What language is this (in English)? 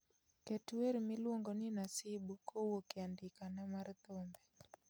Luo (Kenya and Tanzania)